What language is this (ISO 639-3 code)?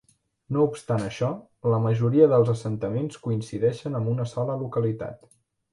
cat